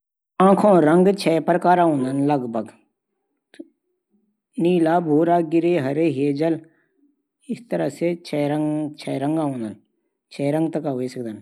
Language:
Garhwali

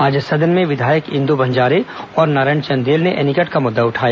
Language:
Hindi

